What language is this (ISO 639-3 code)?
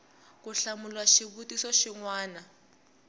tso